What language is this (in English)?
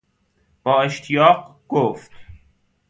Persian